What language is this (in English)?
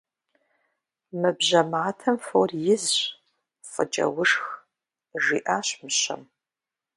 Kabardian